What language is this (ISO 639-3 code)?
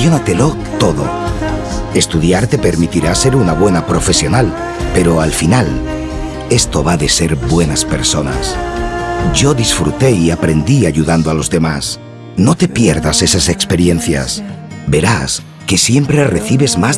spa